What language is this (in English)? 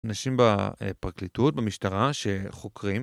Hebrew